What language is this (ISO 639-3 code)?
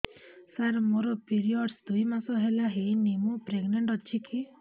ori